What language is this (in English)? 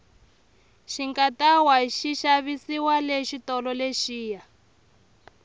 Tsonga